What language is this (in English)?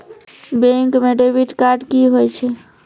Maithili